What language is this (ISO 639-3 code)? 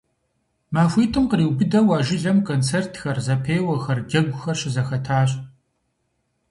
kbd